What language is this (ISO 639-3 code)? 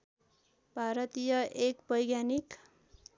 nep